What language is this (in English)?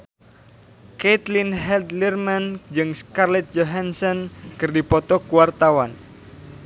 Sundanese